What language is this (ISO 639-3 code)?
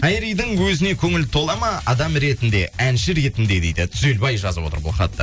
kaz